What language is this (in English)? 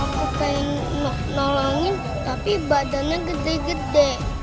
Indonesian